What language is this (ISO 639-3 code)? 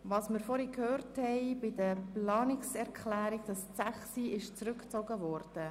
gsw